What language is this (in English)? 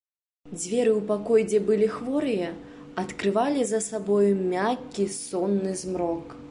Belarusian